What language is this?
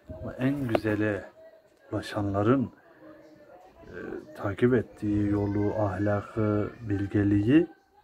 Turkish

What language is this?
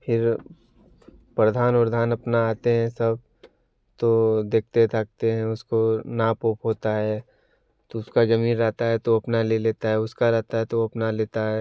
Hindi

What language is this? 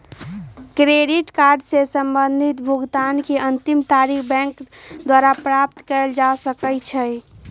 Magahi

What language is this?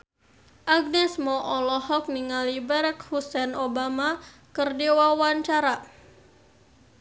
Sundanese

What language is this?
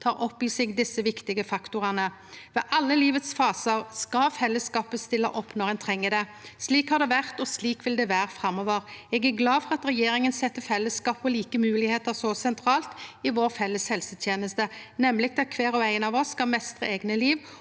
Norwegian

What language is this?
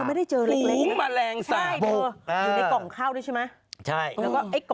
Thai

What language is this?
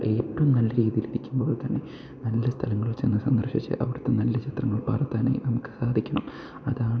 Malayalam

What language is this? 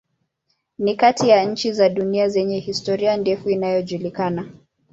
Swahili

